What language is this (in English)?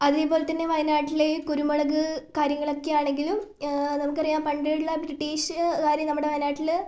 Malayalam